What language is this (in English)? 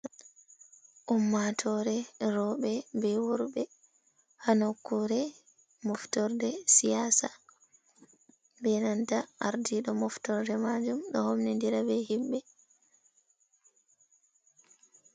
Fula